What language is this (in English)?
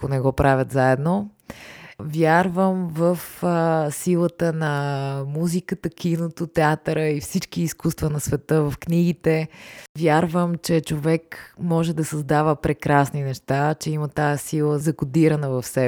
Bulgarian